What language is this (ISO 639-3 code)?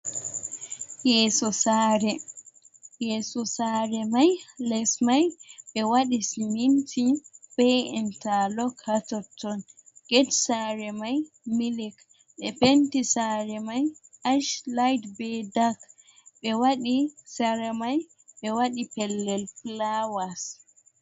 ful